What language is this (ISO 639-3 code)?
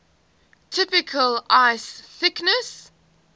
eng